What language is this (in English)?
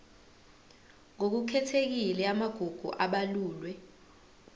Zulu